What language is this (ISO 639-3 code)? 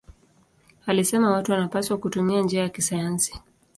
swa